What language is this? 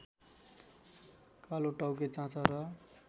Nepali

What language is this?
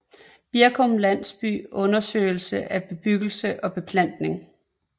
Danish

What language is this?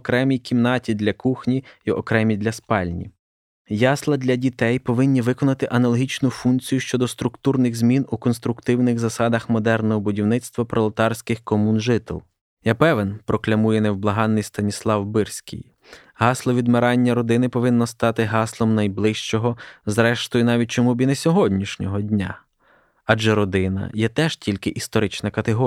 Ukrainian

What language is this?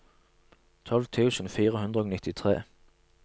Norwegian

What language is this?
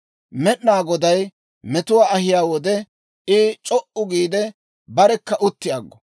Dawro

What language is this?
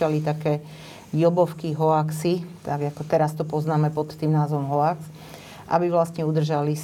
Slovak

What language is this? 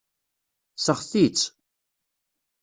Kabyle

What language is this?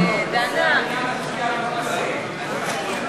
Hebrew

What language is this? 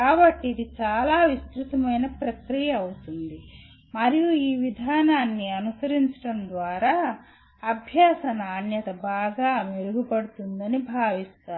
Telugu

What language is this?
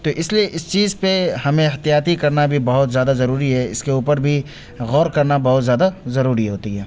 Urdu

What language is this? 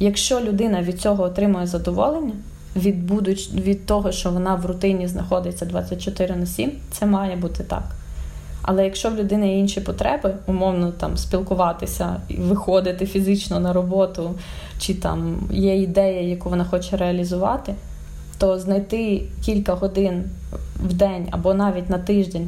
Ukrainian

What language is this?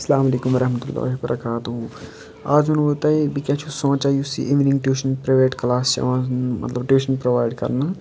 Kashmiri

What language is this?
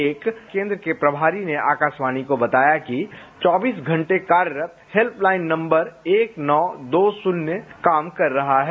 Hindi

